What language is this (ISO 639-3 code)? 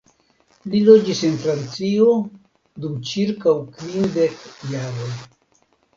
epo